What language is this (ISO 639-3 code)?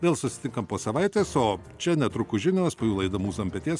lit